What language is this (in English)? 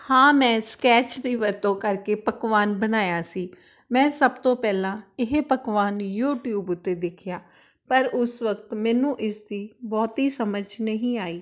Punjabi